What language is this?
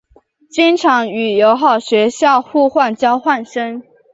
Chinese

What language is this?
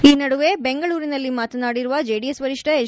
Kannada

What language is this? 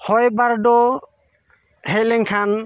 Santali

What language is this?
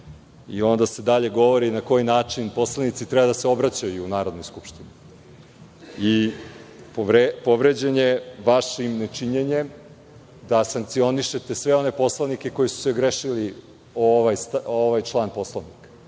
Serbian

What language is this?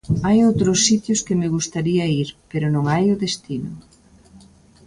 Galician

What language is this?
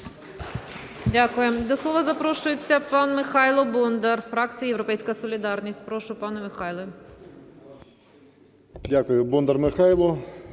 Ukrainian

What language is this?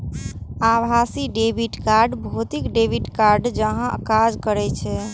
Maithili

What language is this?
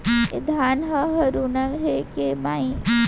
Chhattisgarhi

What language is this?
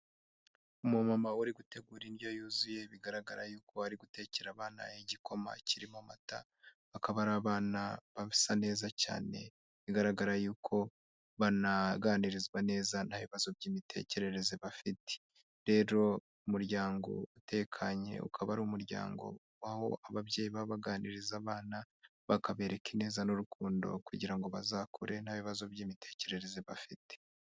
Kinyarwanda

